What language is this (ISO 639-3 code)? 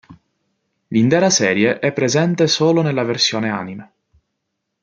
ita